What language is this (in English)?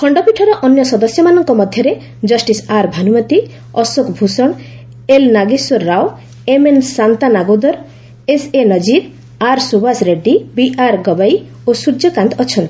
Odia